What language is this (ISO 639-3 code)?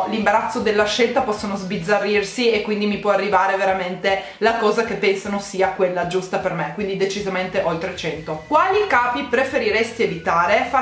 ita